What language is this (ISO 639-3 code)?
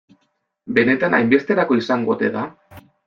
eus